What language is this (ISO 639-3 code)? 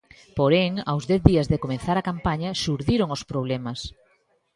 glg